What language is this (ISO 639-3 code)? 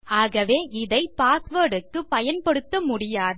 tam